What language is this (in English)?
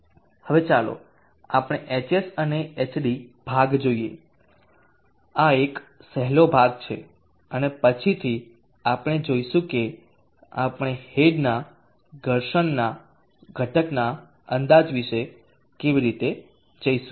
Gujarati